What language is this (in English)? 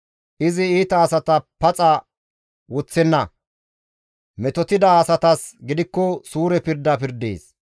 Gamo